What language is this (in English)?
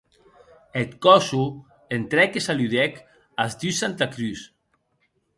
Occitan